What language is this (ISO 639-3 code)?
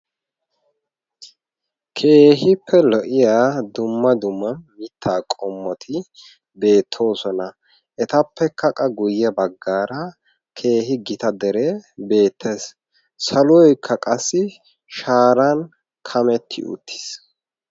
wal